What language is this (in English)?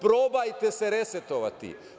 Serbian